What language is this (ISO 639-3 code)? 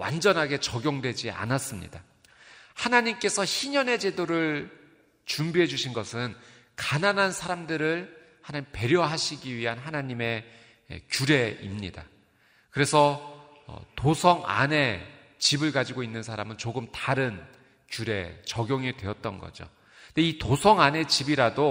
kor